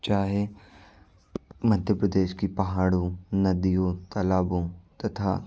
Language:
Hindi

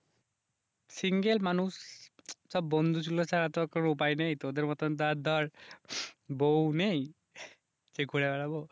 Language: Bangla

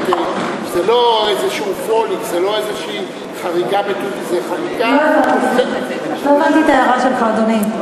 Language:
Hebrew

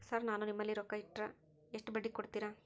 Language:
Kannada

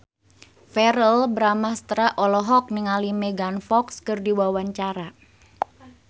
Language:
Sundanese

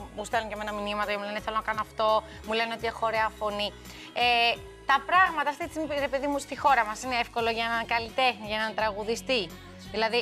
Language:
Greek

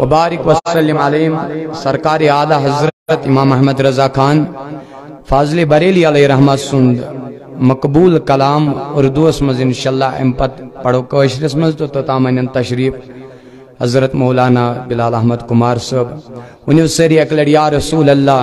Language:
Hindi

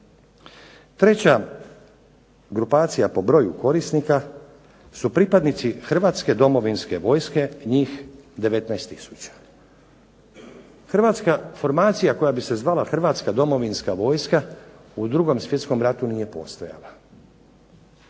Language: Croatian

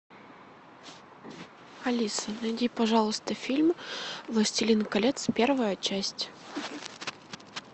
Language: Russian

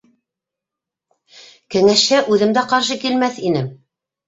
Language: Bashkir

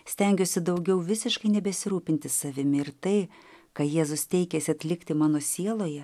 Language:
Lithuanian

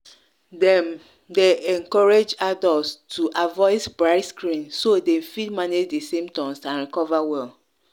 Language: Nigerian Pidgin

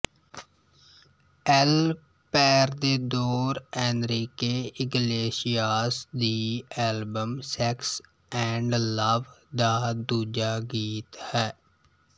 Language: Punjabi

